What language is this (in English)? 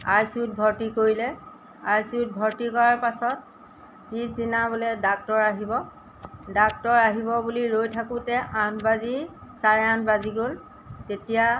Assamese